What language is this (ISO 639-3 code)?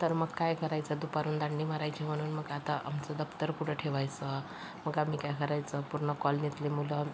mar